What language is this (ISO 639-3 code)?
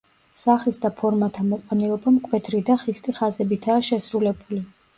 kat